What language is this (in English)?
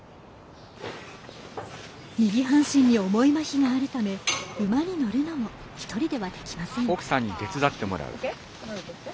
Japanese